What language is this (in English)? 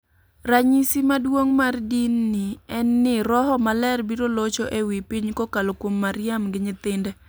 Luo (Kenya and Tanzania)